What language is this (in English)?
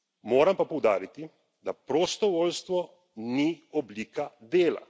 Slovenian